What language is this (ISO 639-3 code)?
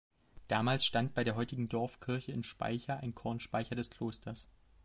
deu